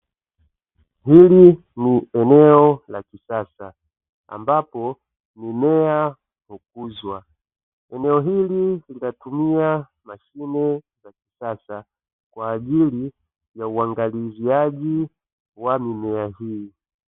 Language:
Swahili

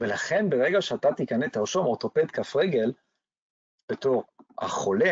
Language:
Hebrew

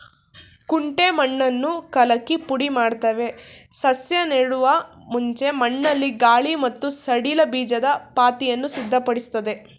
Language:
Kannada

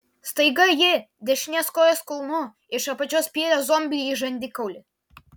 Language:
Lithuanian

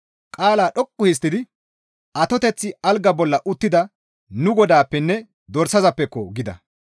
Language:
Gamo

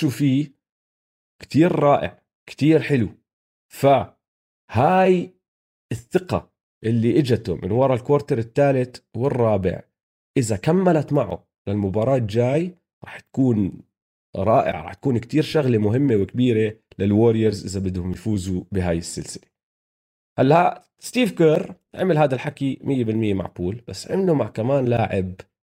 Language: Arabic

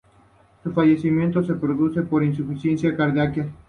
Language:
Spanish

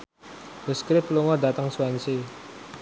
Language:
Javanese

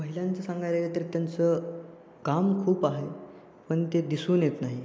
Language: Marathi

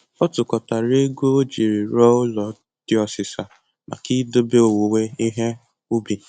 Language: Igbo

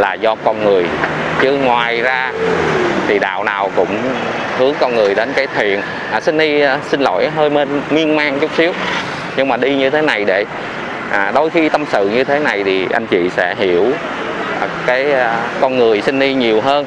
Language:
Vietnamese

